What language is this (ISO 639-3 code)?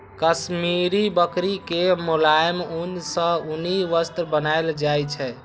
mai